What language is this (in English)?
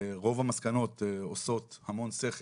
Hebrew